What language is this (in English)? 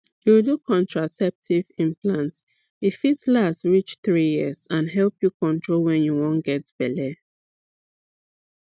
Nigerian Pidgin